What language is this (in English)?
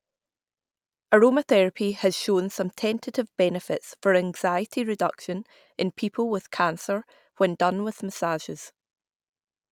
English